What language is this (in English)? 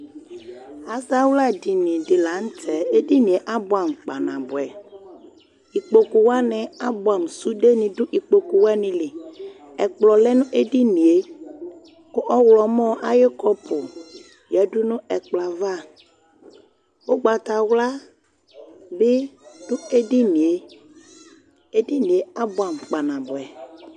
Ikposo